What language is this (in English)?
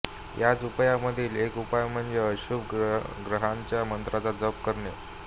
Marathi